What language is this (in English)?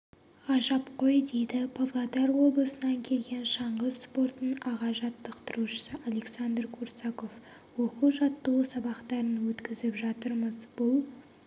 Kazakh